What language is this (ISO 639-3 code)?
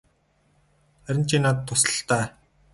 mon